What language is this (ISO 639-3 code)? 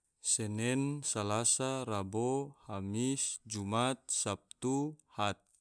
tvo